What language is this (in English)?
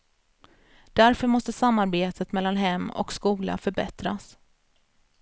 Swedish